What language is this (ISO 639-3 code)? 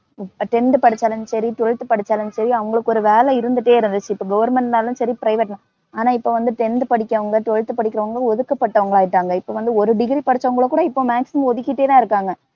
tam